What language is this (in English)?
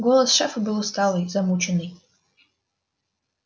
Russian